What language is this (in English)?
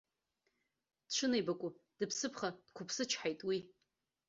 Abkhazian